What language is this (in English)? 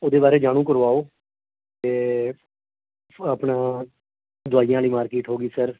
Punjabi